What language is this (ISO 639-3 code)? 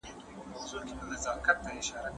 pus